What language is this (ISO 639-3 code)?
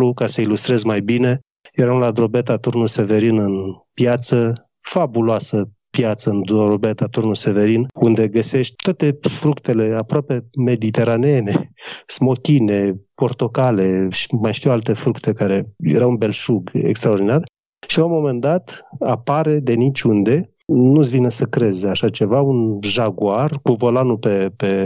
ron